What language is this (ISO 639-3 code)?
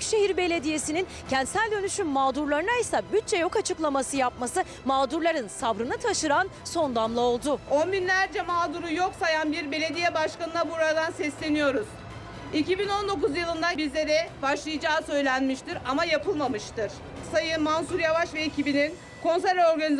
tur